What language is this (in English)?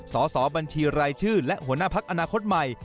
Thai